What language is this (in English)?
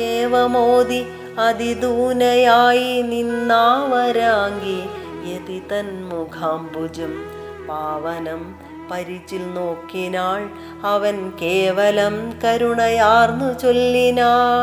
Malayalam